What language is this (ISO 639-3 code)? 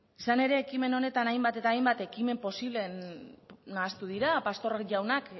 eus